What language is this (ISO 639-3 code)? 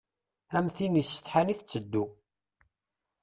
kab